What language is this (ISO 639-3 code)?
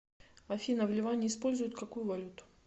rus